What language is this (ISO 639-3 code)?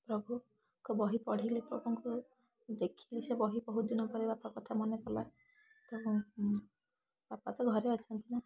ori